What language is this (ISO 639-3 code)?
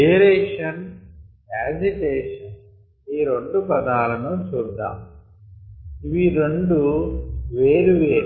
tel